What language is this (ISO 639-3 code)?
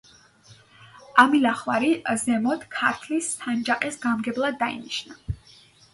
kat